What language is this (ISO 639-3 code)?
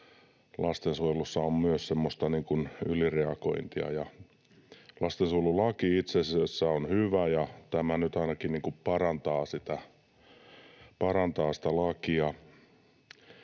fin